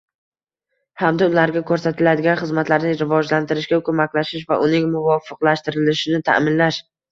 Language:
Uzbek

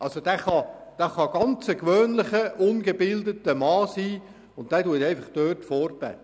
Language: Swiss German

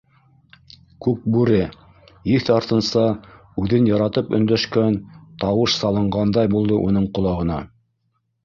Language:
Bashkir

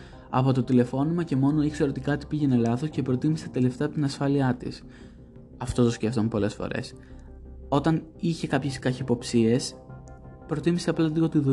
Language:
Greek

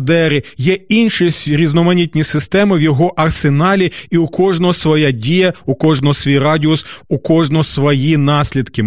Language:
Ukrainian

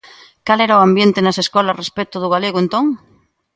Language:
Galician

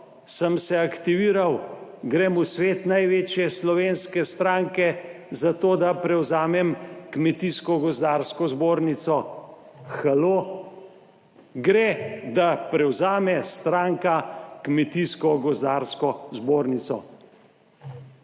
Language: Slovenian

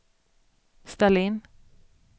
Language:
Swedish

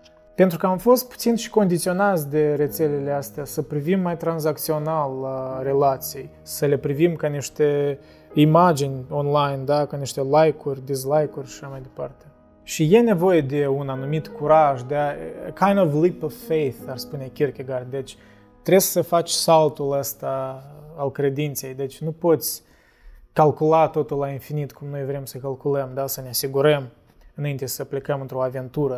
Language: Romanian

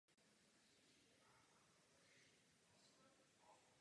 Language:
Czech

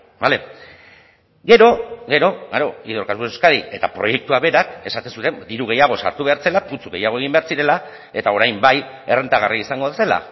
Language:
Basque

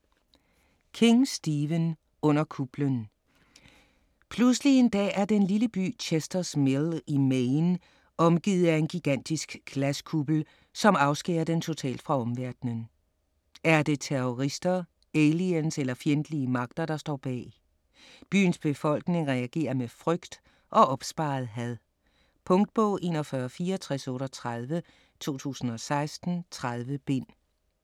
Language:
Danish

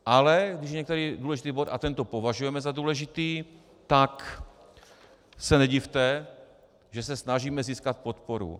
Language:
Czech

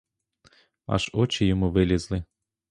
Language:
Ukrainian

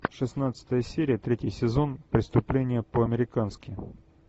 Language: Russian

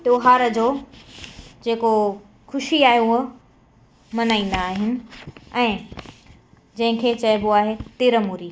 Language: Sindhi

